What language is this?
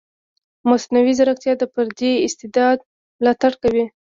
Pashto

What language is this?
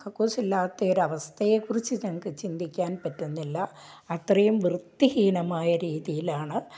Malayalam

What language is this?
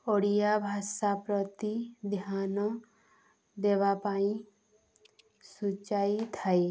Odia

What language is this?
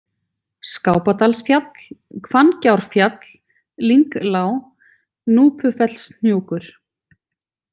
Icelandic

